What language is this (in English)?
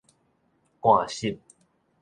Min Nan Chinese